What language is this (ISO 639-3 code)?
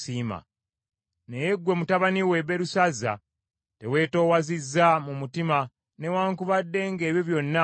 lug